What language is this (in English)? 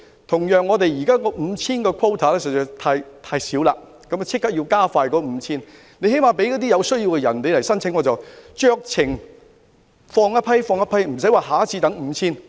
Cantonese